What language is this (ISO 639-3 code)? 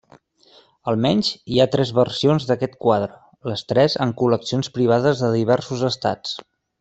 cat